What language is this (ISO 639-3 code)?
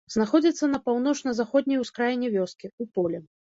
bel